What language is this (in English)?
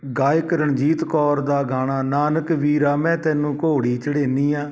Punjabi